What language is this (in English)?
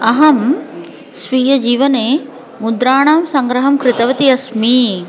Sanskrit